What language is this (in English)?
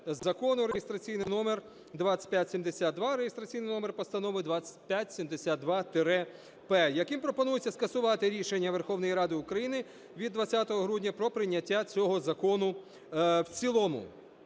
Ukrainian